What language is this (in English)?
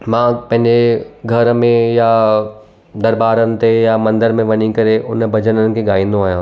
Sindhi